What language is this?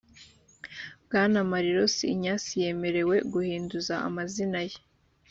Kinyarwanda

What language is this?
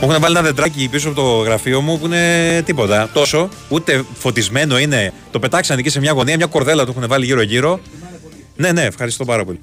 Greek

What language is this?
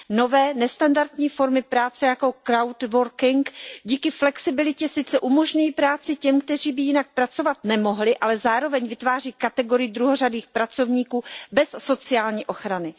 Czech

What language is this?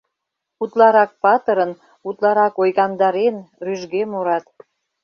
Mari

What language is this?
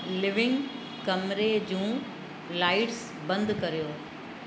Sindhi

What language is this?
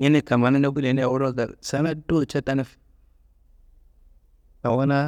Kanembu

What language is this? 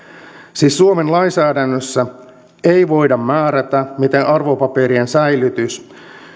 Finnish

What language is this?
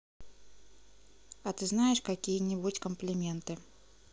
Russian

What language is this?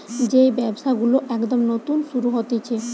Bangla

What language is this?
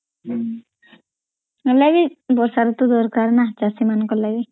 Odia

